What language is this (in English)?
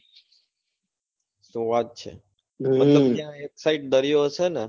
Gujarati